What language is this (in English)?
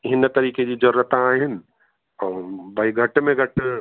Sindhi